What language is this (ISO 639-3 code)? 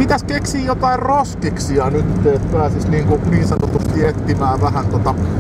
fin